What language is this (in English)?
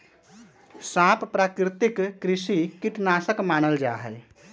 Magahi